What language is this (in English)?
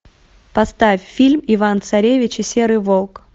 Russian